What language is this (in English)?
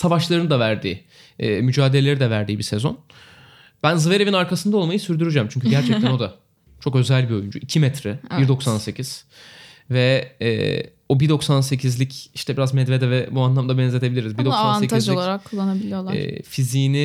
Turkish